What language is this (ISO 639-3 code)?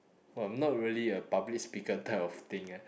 eng